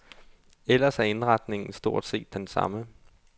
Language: Danish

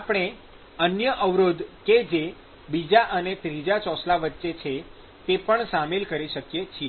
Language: Gujarati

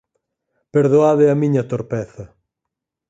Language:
Galician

